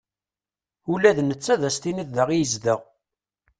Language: Kabyle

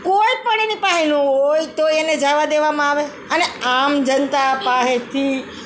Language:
Gujarati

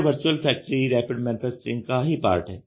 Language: Hindi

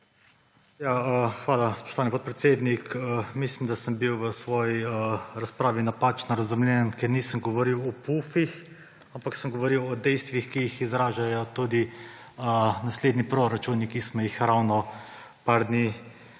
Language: Slovenian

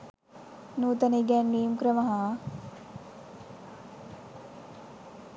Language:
Sinhala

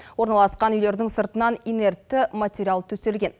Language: Kazakh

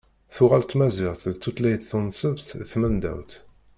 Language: Kabyle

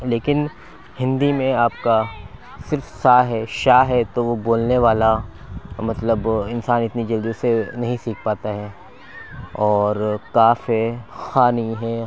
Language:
Urdu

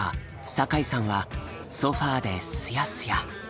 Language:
Japanese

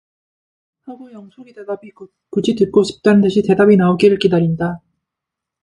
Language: Korean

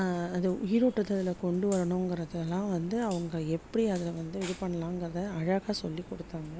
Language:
Tamil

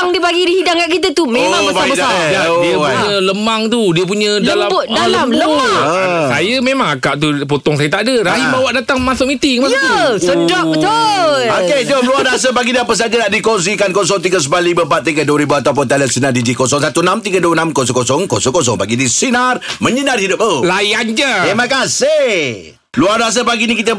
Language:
Malay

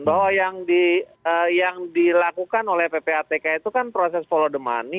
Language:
Indonesian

